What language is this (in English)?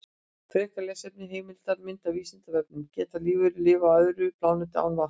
Icelandic